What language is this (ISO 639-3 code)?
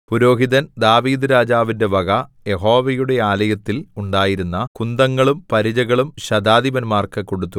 mal